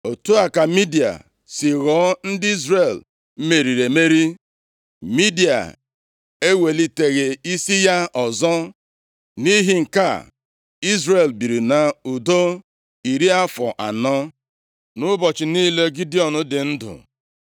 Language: Igbo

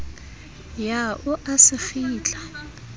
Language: Southern Sotho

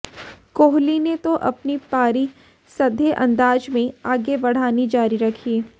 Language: Hindi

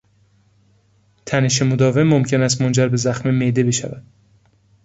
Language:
Persian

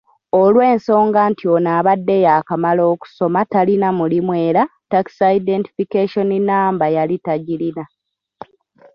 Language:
Ganda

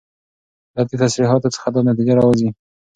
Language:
Pashto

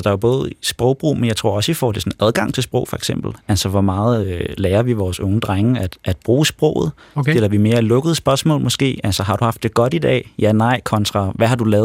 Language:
Danish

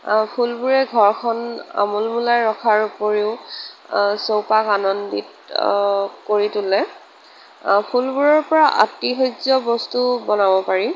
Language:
Assamese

